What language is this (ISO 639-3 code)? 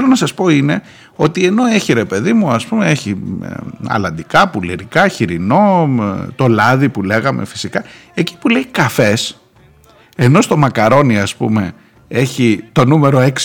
ell